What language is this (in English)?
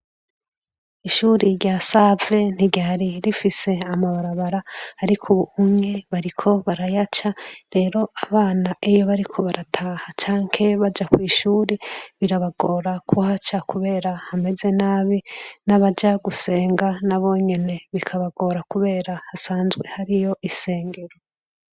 Rundi